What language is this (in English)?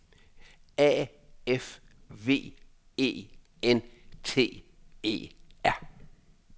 Danish